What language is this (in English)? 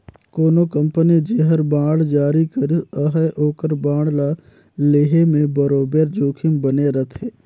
Chhattisgarhi